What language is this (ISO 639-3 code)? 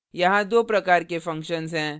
hin